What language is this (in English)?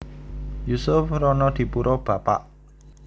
Javanese